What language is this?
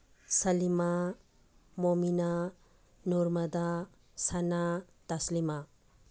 Manipuri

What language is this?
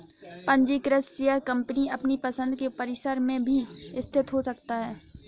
Hindi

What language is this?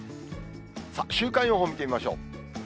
Japanese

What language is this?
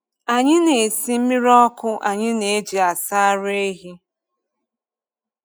Igbo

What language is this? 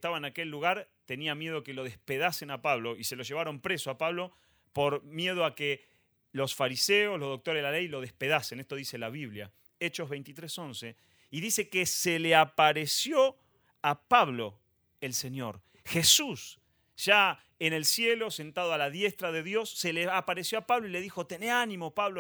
Spanish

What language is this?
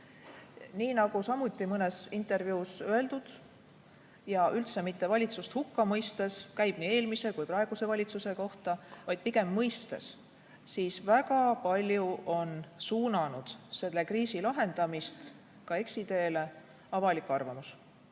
Estonian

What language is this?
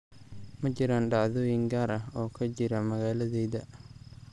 Somali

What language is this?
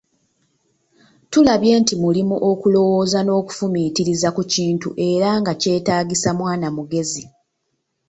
Ganda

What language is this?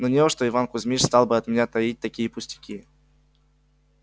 Russian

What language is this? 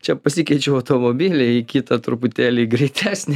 Lithuanian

